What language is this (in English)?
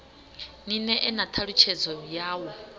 Venda